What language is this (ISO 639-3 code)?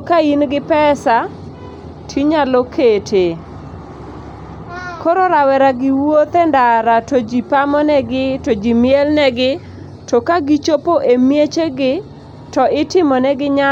luo